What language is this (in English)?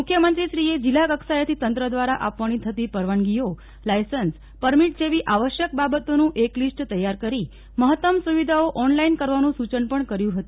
Gujarati